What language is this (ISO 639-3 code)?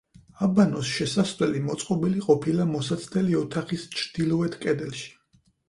kat